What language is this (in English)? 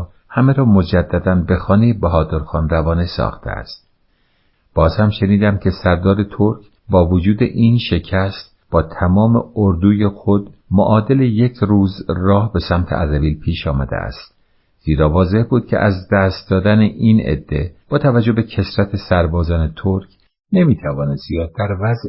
Persian